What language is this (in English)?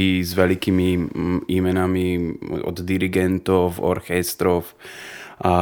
Croatian